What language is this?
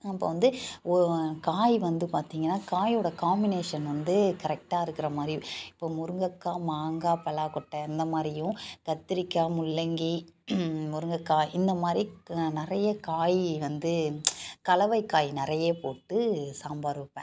Tamil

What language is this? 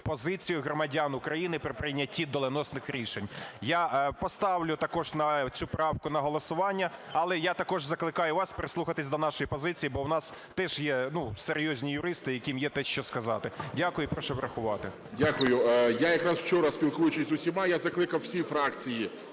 Ukrainian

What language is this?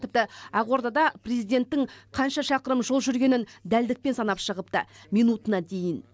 Kazakh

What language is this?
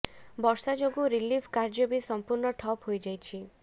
Odia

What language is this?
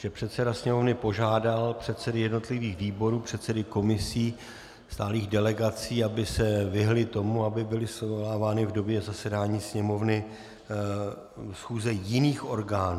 Czech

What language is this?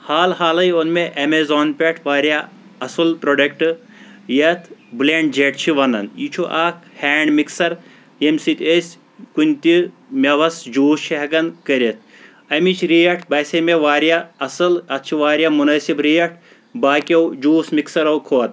Kashmiri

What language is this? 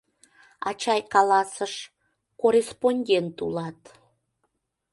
Mari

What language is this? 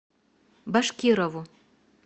Russian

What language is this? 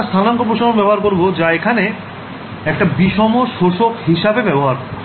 Bangla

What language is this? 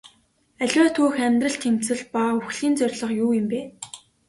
Mongolian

